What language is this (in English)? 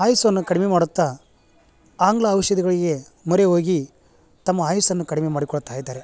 Kannada